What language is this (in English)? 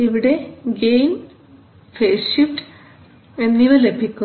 Malayalam